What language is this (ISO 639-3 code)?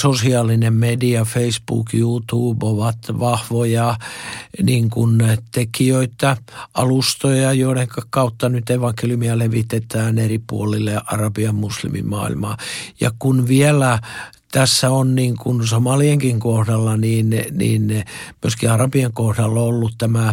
fin